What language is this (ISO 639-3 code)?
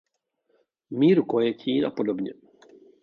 ces